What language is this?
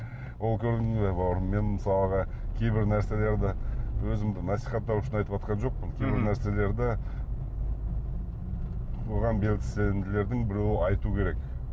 Kazakh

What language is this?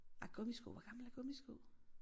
Danish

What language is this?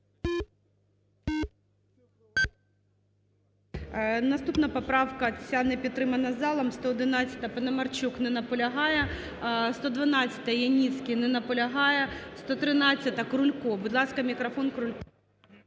Ukrainian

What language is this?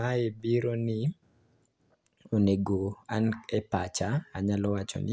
Luo (Kenya and Tanzania)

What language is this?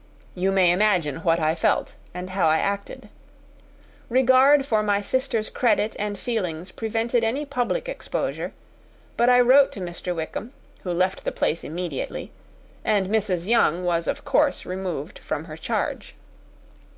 English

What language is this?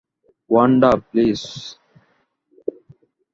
Bangla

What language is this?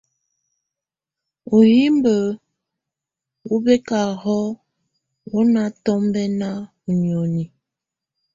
Tunen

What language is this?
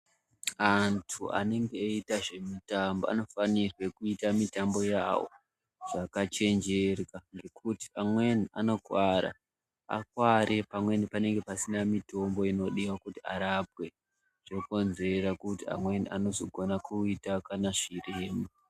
Ndau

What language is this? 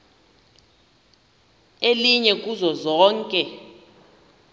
Xhosa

